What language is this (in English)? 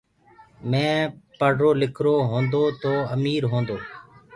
Gurgula